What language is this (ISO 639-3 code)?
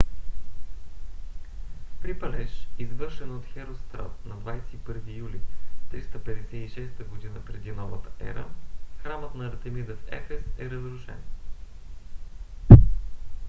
bul